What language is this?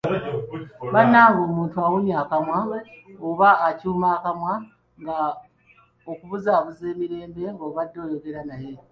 Ganda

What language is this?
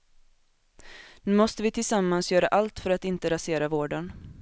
Swedish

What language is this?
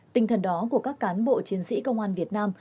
Vietnamese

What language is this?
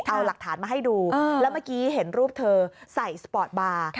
Thai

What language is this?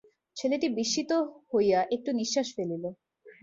Bangla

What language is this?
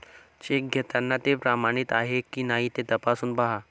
Marathi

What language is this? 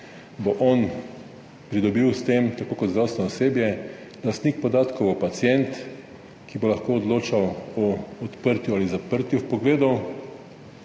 Slovenian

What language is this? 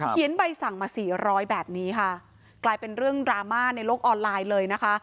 Thai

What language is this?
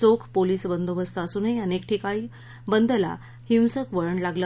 Marathi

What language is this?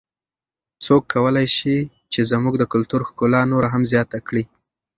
Pashto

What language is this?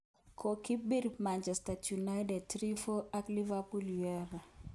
Kalenjin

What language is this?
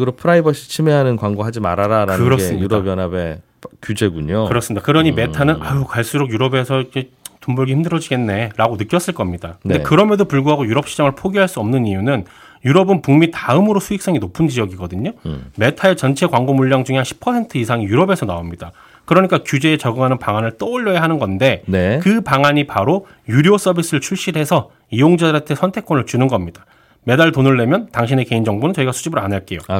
Korean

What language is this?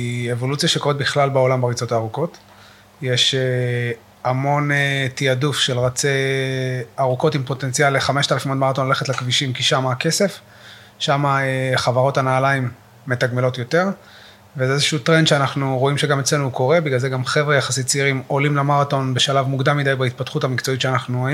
Hebrew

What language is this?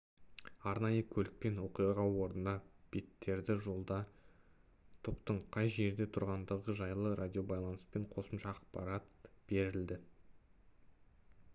Kazakh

